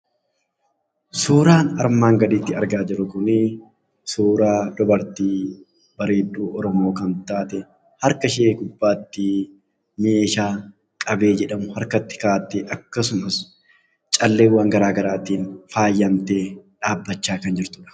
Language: Oromo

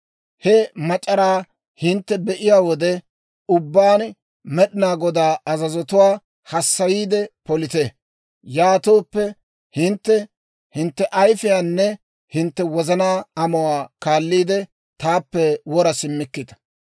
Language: Dawro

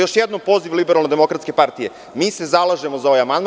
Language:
Serbian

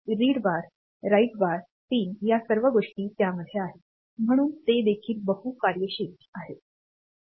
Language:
Marathi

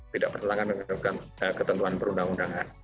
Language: Indonesian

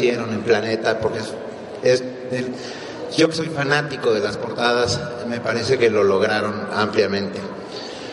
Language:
Spanish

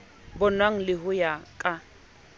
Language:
Southern Sotho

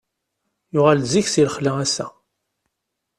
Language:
Kabyle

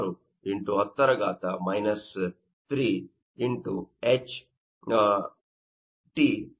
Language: Kannada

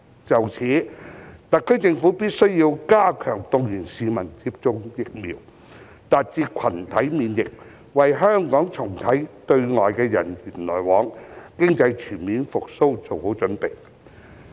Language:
Cantonese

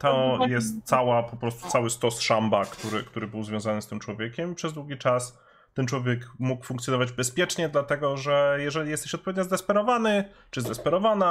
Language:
Polish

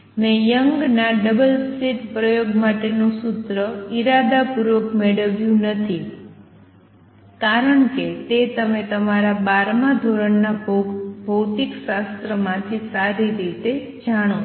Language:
Gujarati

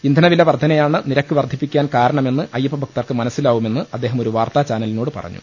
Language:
Malayalam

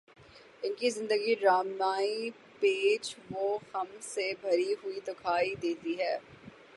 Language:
Urdu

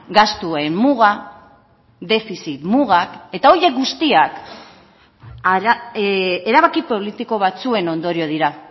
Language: Basque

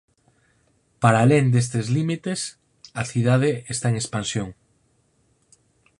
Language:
Galician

